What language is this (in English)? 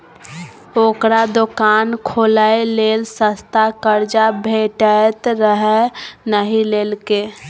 Maithili